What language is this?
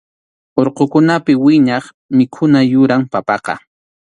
Arequipa-La Unión Quechua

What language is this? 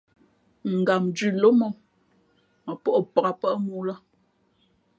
Fe'fe'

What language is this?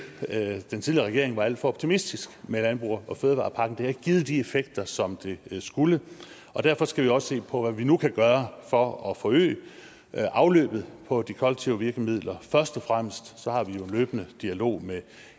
Danish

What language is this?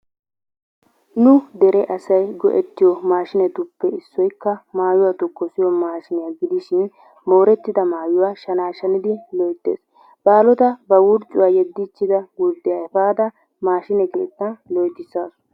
Wolaytta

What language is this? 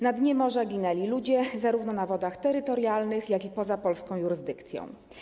Polish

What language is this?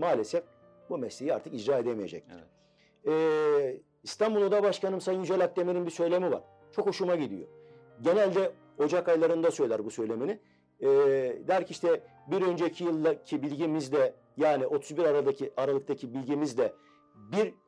Turkish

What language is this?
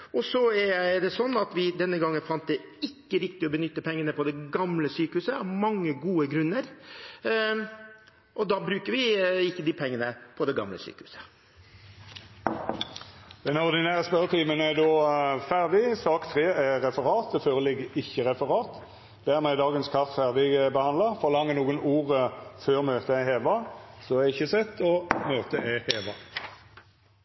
Norwegian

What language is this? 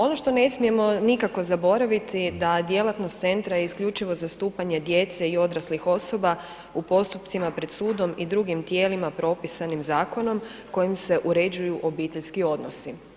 Croatian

